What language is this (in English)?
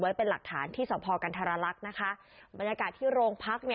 Thai